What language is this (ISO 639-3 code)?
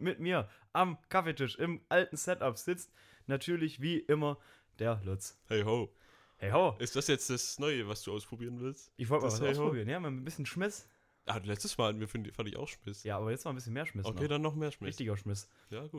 deu